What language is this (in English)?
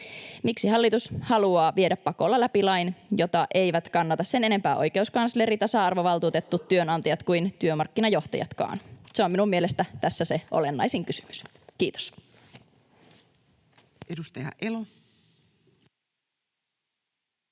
Finnish